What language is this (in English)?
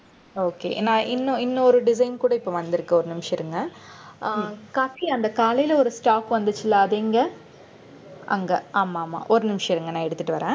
Tamil